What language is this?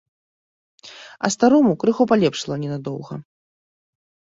Belarusian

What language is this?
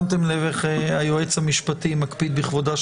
Hebrew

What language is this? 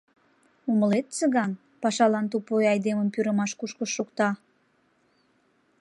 Mari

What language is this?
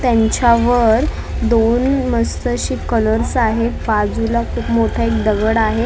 Marathi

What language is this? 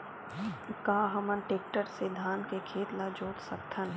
Chhattisgarhi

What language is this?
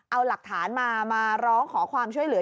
Thai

